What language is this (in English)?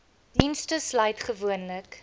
Afrikaans